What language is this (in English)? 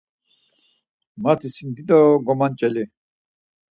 Laz